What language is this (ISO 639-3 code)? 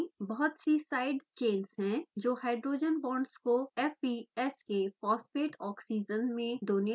hin